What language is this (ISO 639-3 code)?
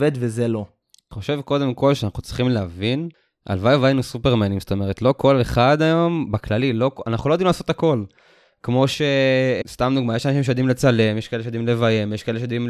heb